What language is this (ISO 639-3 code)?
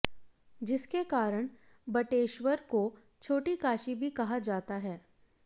hin